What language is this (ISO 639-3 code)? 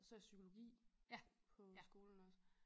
dan